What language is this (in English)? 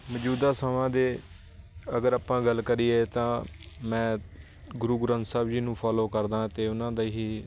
Punjabi